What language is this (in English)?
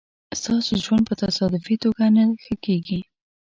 Pashto